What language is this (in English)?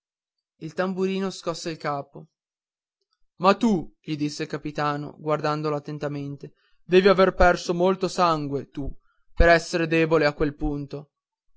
Italian